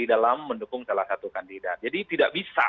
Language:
Indonesian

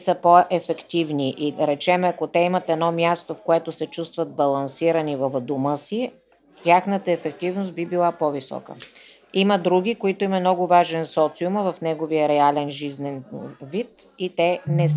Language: Bulgarian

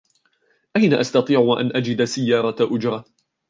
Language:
Arabic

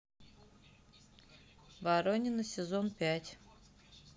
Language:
Russian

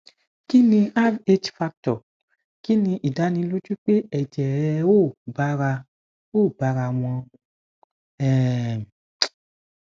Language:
Yoruba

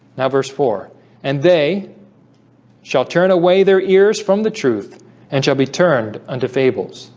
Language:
English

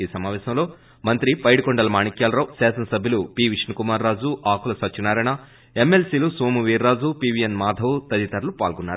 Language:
Telugu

